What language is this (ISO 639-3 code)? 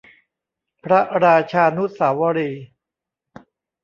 tha